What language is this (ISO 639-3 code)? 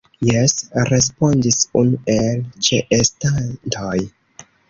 epo